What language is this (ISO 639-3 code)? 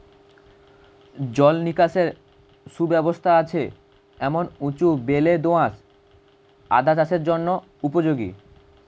ben